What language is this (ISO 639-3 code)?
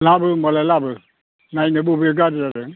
brx